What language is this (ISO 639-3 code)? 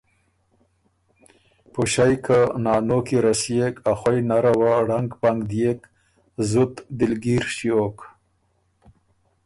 oru